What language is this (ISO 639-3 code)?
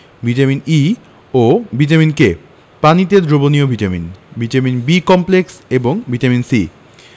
ben